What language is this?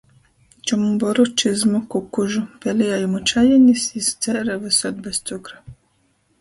Latgalian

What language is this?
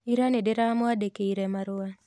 Kikuyu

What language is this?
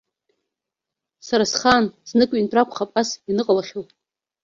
Abkhazian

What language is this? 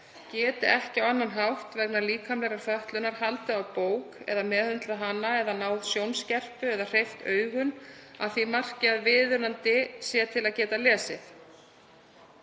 Icelandic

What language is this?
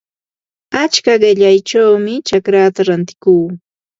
Ambo-Pasco Quechua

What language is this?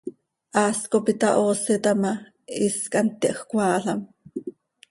Seri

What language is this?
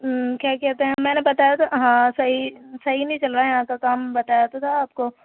Urdu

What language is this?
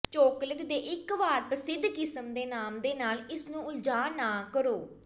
Punjabi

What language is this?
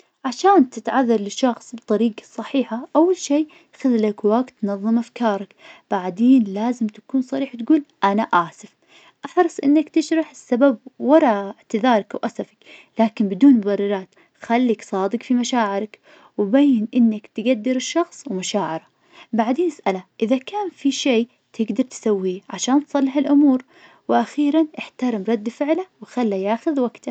Najdi Arabic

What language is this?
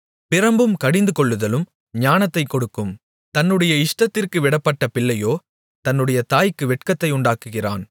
Tamil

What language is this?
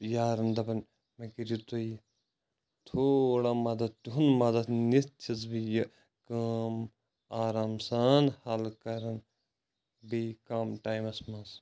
Kashmiri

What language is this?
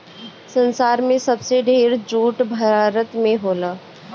Bhojpuri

